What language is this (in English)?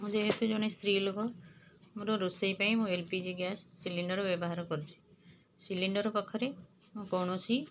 Odia